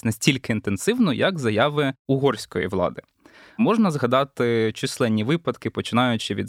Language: Ukrainian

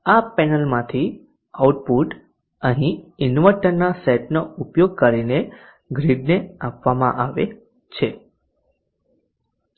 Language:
Gujarati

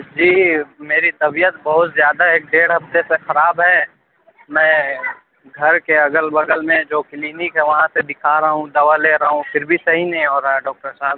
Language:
Urdu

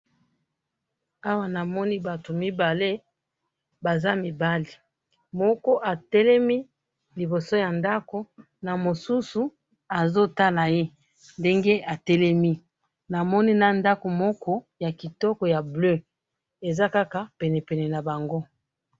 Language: Lingala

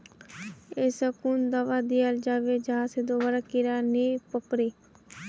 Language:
Magahi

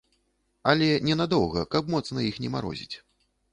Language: Belarusian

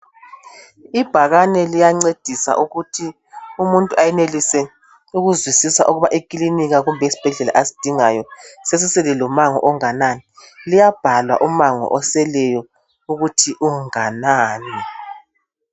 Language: North Ndebele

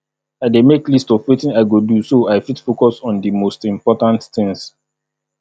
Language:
Nigerian Pidgin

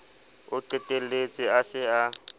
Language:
Southern Sotho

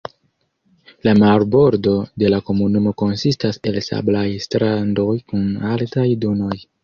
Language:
Esperanto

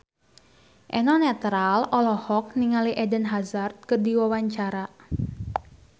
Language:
Sundanese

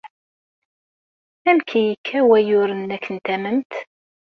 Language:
Kabyle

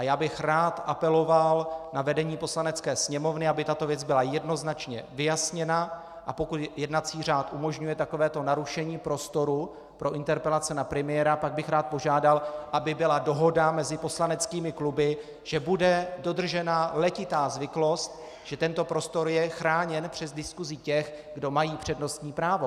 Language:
Czech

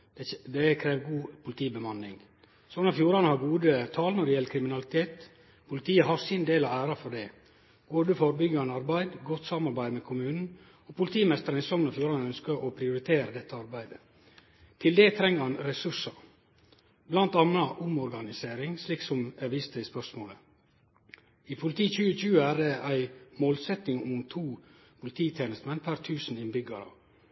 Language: Norwegian Nynorsk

